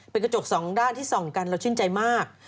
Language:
Thai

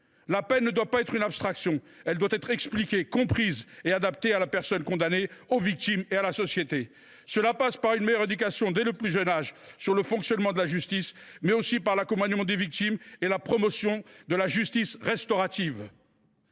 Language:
French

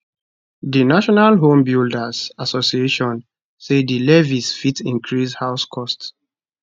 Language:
Nigerian Pidgin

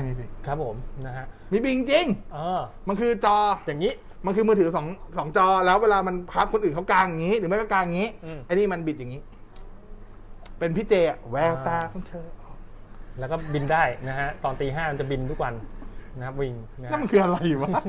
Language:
Thai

